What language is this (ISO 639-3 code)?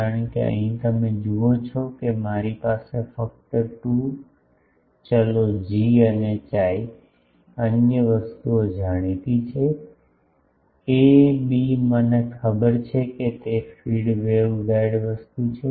guj